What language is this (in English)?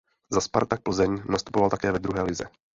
Czech